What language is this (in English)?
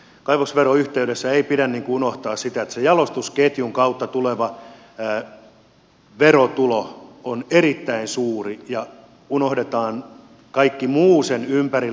Finnish